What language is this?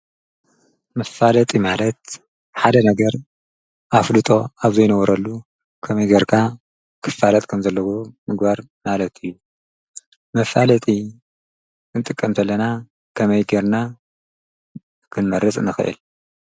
Tigrinya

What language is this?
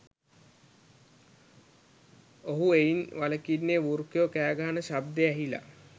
Sinhala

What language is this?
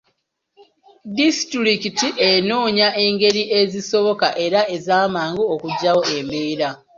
Ganda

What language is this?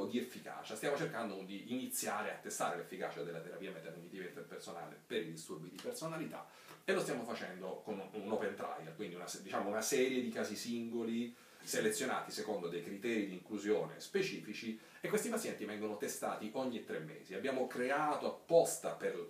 Italian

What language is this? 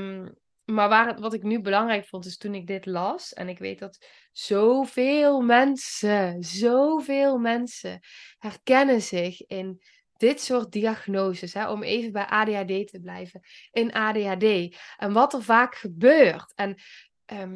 Dutch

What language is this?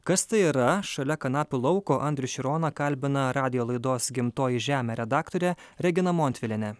Lithuanian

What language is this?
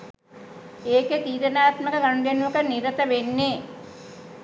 Sinhala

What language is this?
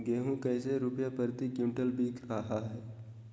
Magahi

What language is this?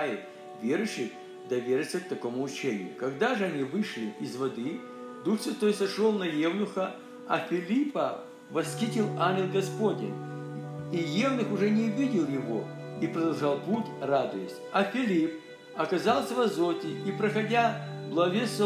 Russian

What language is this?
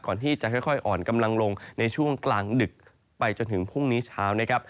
Thai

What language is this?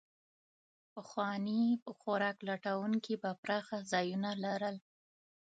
Pashto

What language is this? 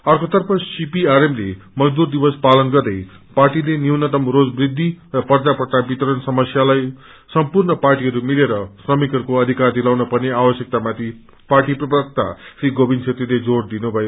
Nepali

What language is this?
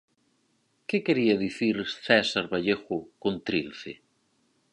Galician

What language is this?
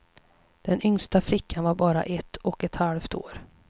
Swedish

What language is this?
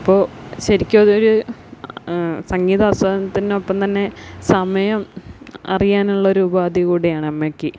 Malayalam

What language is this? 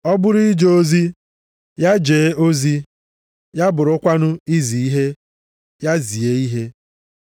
Igbo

